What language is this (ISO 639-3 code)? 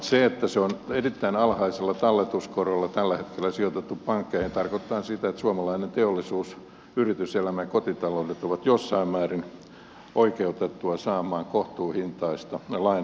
fin